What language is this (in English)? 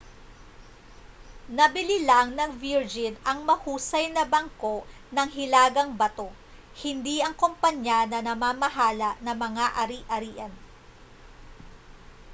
Filipino